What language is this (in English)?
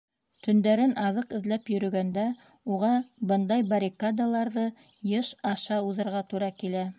Bashkir